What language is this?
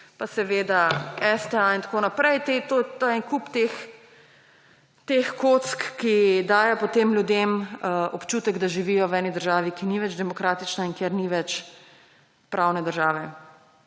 Slovenian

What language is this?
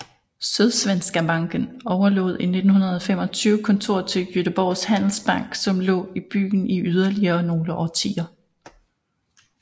Danish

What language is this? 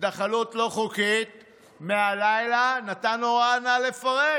Hebrew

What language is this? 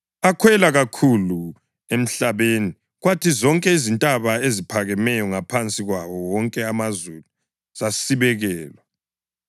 North Ndebele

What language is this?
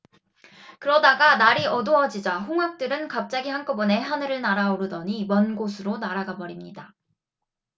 Korean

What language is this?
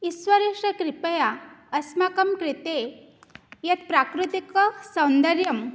Sanskrit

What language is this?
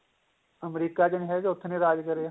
Punjabi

